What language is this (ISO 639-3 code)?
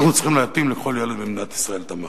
heb